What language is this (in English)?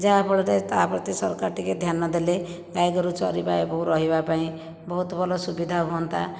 Odia